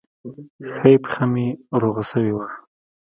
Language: Pashto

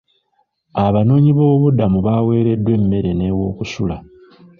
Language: Ganda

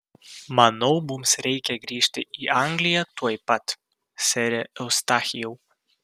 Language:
Lithuanian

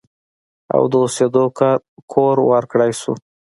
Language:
Pashto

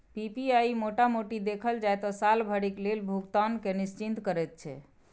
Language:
Maithili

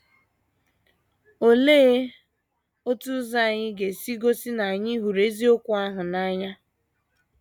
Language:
Igbo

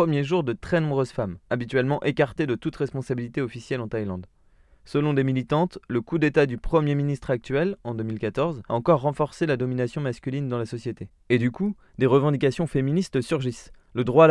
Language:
French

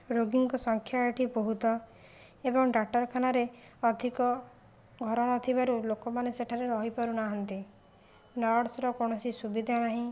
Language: Odia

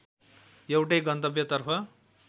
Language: Nepali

